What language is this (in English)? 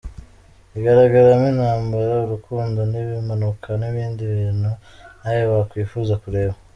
Kinyarwanda